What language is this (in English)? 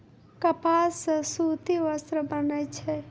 Maithili